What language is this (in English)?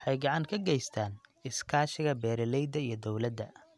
Somali